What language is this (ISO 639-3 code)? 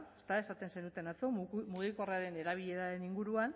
eus